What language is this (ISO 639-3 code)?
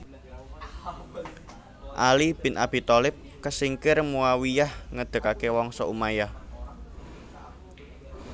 jav